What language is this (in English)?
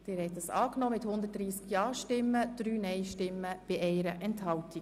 Swiss German